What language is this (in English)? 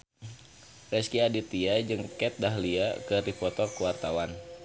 Sundanese